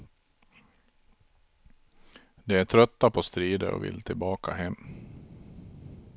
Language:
Swedish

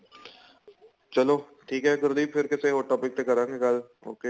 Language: Punjabi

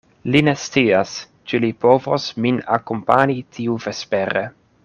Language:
Esperanto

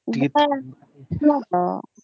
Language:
Odia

